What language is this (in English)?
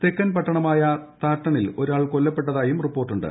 Malayalam